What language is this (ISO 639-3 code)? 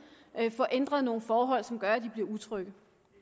dan